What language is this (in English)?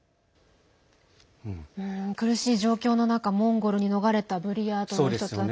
Japanese